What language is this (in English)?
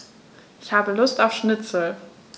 German